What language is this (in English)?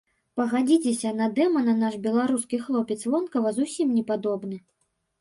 Belarusian